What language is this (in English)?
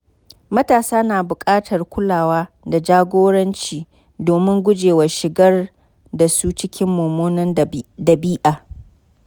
Hausa